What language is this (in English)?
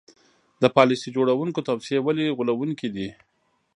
Pashto